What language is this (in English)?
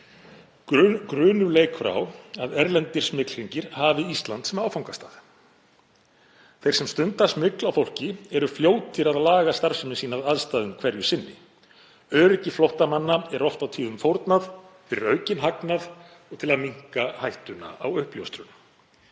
Icelandic